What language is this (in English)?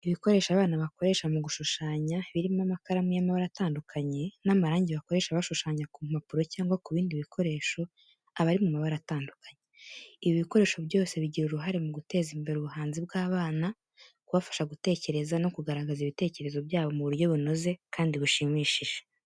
Kinyarwanda